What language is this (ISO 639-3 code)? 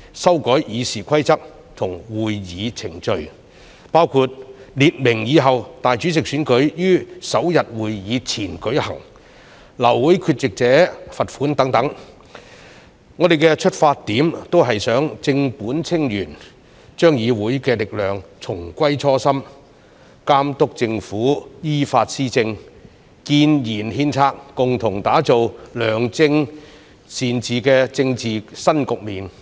yue